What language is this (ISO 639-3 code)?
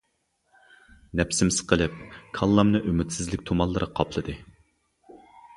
uig